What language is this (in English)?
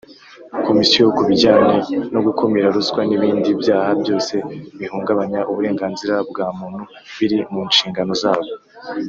Kinyarwanda